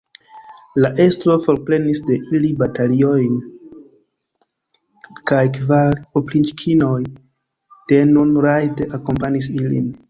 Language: Esperanto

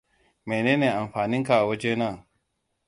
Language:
Hausa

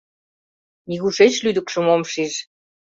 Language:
Mari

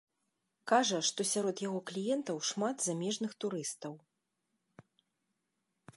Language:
Belarusian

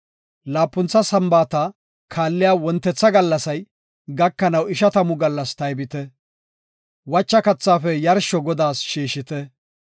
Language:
Gofa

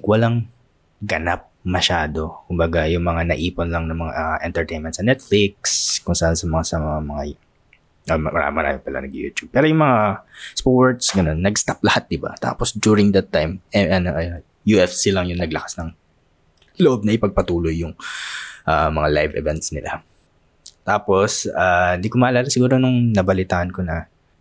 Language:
Filipino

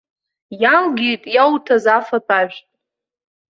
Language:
Abkhazian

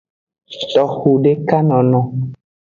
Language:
Aja (Benin)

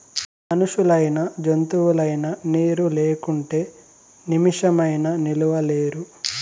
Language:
Telugu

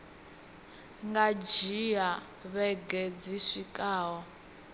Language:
Venda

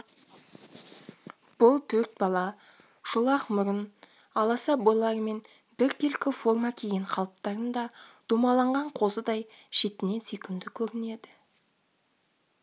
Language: Kazakh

